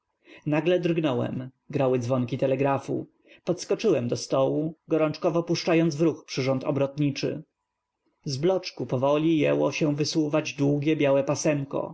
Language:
Polish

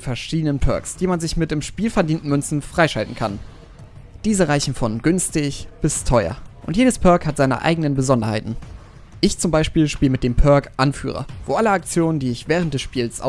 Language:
German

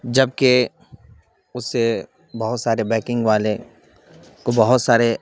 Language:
Urdu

